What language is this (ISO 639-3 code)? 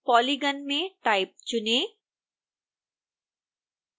hin